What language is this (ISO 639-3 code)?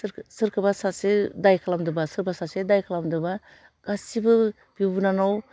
brx